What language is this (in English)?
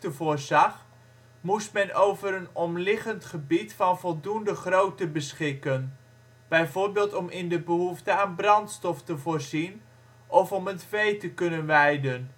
Dutch